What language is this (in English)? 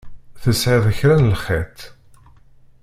Kabyle